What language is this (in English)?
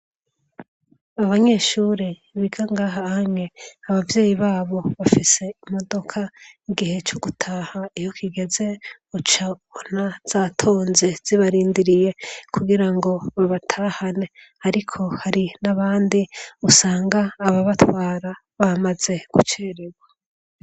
Rundi